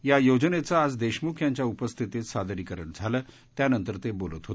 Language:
Marathi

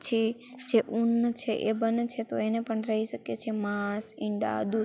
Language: Gujarati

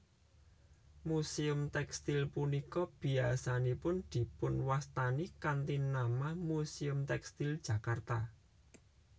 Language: Javanese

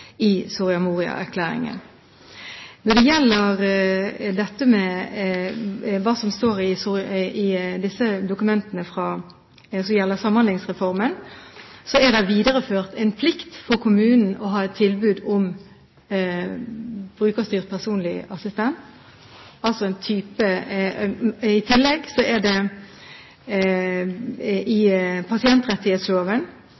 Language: Norwegian Bokmål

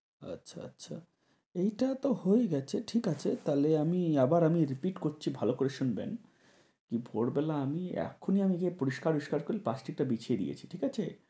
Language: Bangla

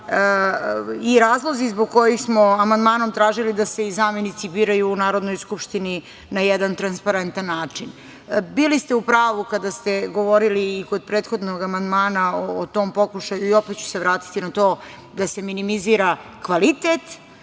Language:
Serbian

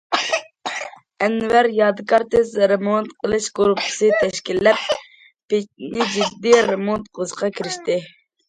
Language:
Uyghur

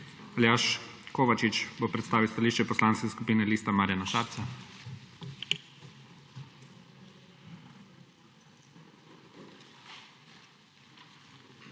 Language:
Slovenian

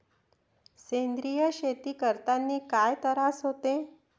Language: Marathi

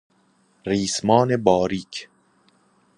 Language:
Persian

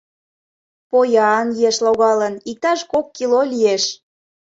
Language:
Mari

